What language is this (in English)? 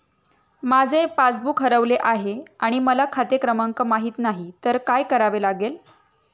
Marathi